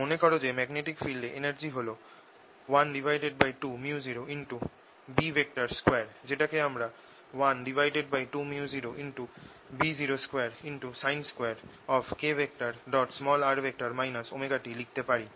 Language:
Bangla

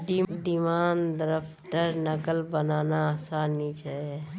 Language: Magahi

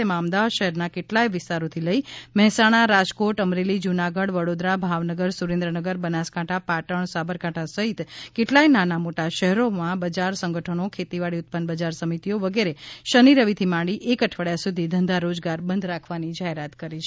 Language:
Gujarati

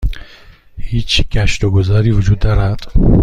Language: Persian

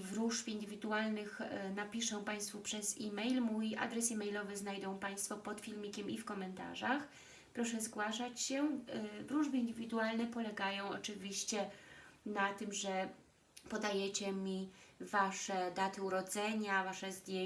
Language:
Polish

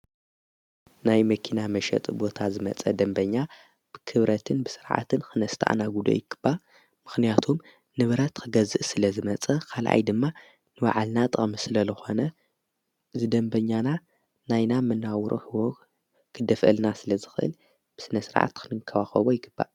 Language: Tigrinya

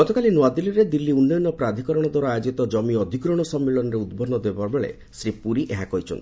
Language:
Odia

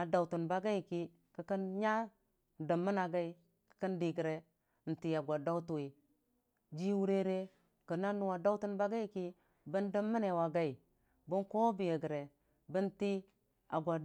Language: Dijim-Bwilim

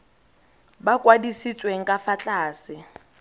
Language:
Tswana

